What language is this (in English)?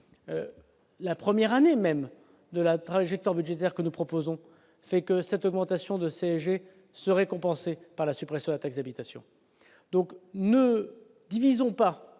French